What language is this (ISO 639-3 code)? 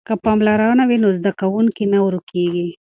pus